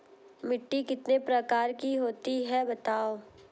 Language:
Hindi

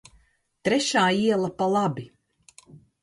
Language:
Latvian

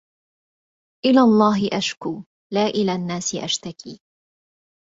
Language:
Arabic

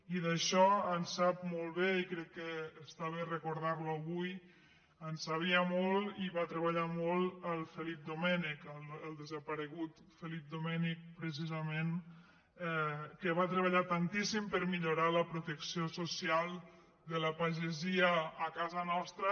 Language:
Catalan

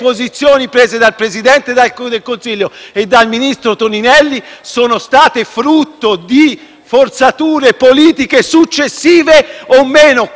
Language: Italian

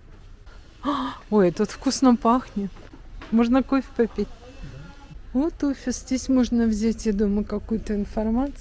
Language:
Russian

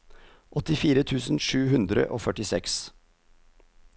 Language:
Norwegian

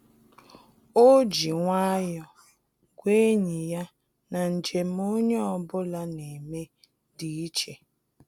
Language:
Igbo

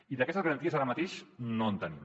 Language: Catalan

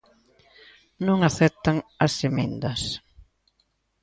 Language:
Galician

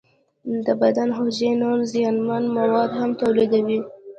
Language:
Pashto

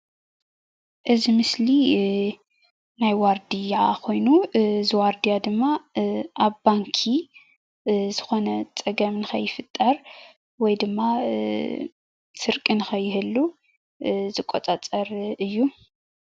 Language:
Tigrinya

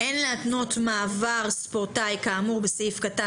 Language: Hebrew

